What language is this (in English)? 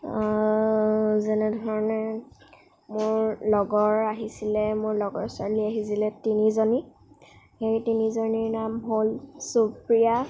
Assamese